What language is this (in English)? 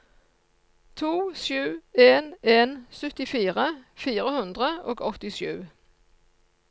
Norwegian